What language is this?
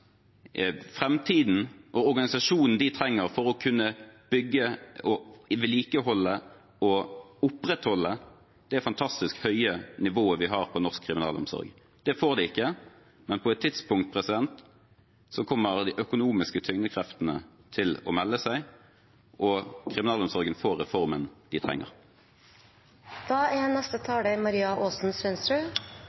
Norwegian Bokmål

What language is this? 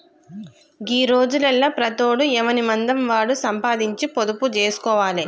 Telugu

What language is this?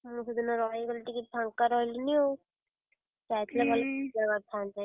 Odia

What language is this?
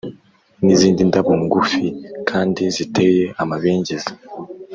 Kinyarwanda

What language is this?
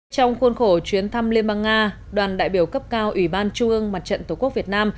Vietnamese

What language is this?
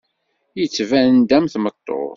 Kabyle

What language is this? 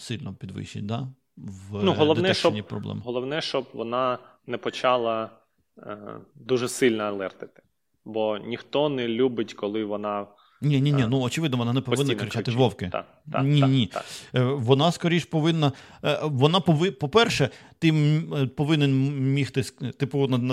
Ukrainian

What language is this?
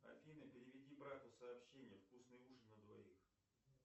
Russian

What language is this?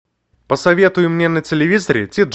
Russian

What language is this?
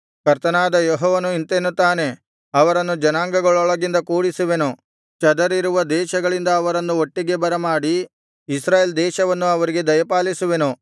Kannada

